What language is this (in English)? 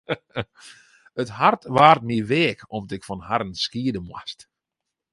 Western Frisian